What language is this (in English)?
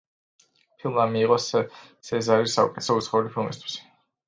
Georgian